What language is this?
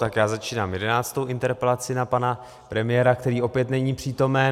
Czech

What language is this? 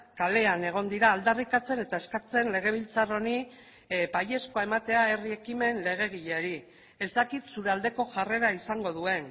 Basque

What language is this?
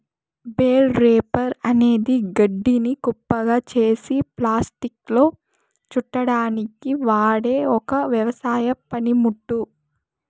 Telugu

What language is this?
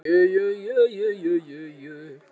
Icelandic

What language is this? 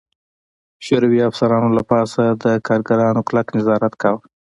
Pashto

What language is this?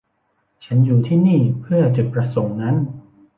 Thai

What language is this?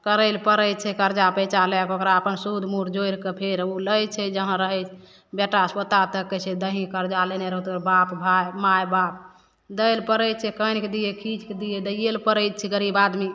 Maithili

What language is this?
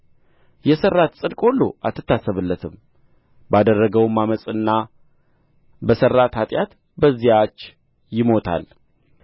Amharic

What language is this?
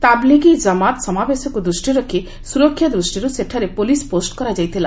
Odia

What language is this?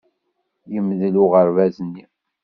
Kabyle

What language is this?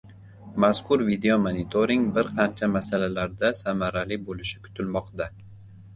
Uzbek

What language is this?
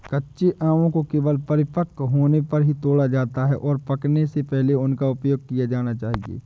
Hindi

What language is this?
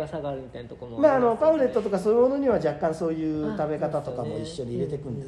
Japanese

